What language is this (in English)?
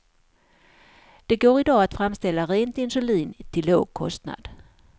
Swedish